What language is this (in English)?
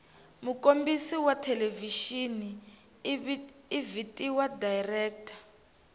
Tsonga